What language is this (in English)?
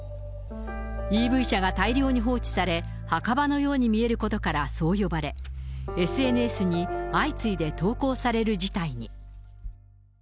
Japanese